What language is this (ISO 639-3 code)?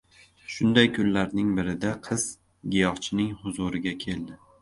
uzb